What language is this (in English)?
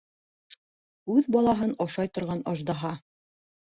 Bashkir